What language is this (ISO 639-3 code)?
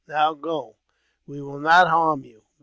eng